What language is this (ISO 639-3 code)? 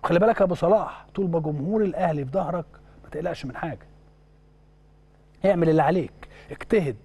ara